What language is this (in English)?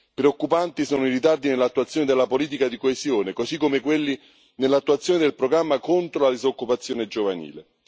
Italian